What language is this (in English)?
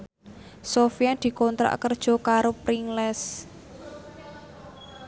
Javanese